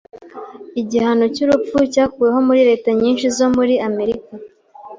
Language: Kinyarwanda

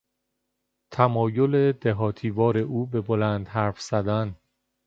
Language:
Persian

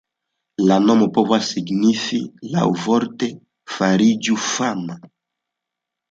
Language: Esperanto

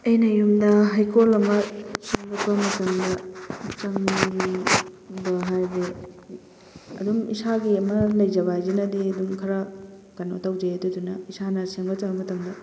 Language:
Manipuri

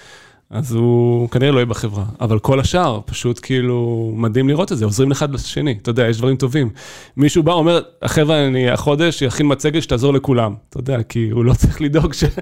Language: Hebrew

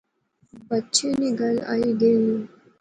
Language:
Pahari-Potwari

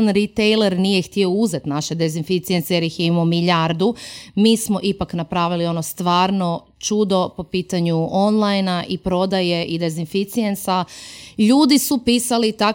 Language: Croatian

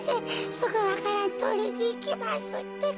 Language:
Japanese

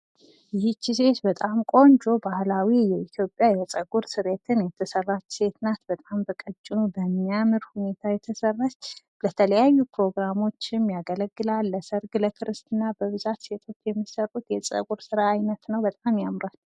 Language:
Amharic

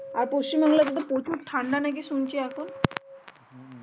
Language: Bangla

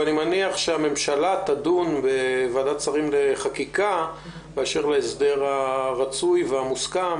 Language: Hebrew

